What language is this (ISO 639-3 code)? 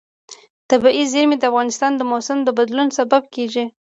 pus